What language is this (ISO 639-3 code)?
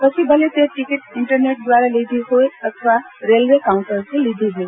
guj